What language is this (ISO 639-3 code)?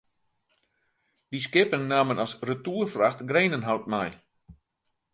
fry